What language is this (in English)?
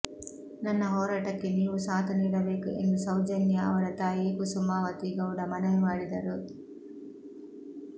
Kannada